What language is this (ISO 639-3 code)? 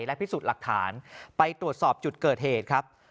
tha